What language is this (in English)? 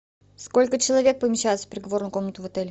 Russian